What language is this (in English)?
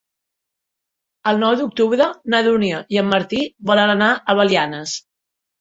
Catalan